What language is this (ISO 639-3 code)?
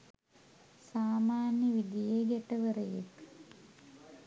sin